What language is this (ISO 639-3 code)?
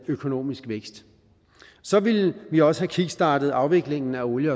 dan